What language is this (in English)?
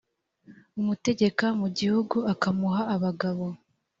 Kinyarwanda